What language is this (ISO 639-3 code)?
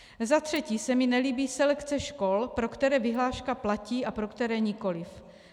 ces